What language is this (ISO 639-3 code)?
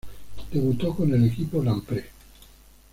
spa